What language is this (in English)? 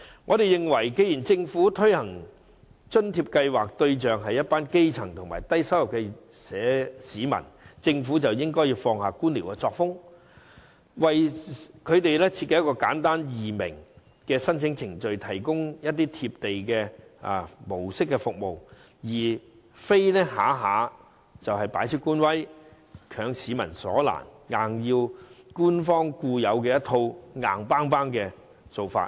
Cantonese